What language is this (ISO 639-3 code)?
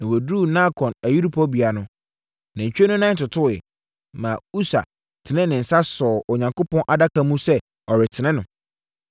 aka